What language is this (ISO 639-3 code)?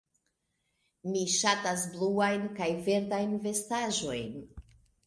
epo